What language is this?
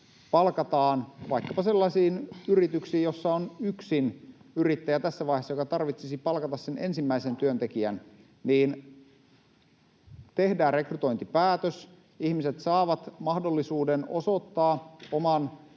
Finnish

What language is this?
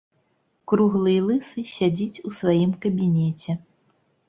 Belarusian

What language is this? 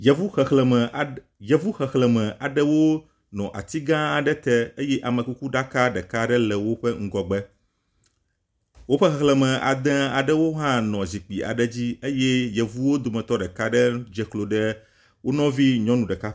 Ewe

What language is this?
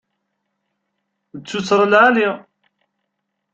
Kabyle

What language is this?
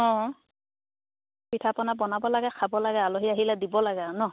Assamese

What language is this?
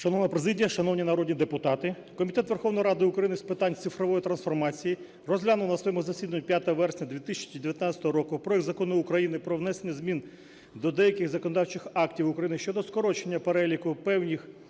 Ukrainian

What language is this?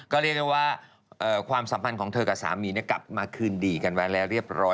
Thai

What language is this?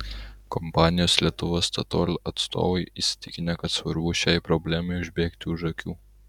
Lithuanian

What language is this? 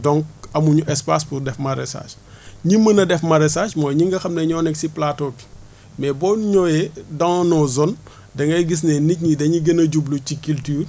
Wolof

